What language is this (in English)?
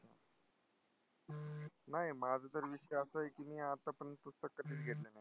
Marathi